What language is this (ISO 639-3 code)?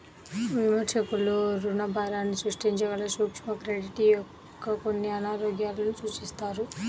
tel